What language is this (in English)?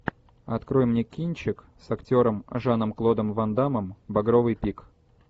Russian